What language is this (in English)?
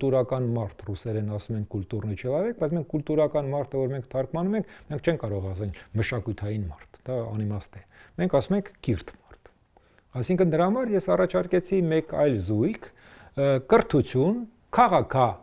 Romanian